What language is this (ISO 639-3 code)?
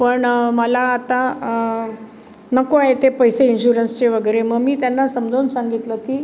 mar